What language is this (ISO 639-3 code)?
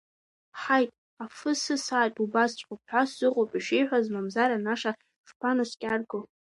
abk